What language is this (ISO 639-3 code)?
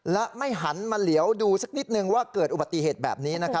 tha